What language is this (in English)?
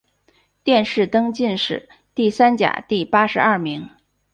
Chinese